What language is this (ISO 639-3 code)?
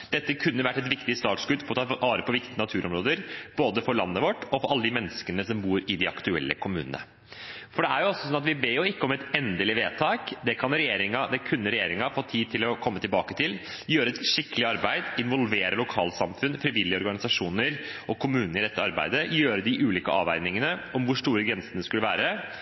nob